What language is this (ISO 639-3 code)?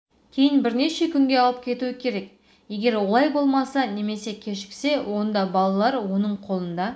kaz